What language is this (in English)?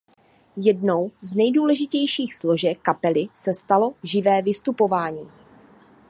Czech